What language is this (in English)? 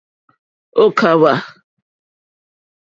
Mokpwe